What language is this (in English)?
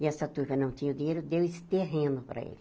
Portuguese